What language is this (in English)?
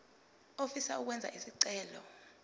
Zulu